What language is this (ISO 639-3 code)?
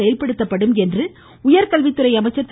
tam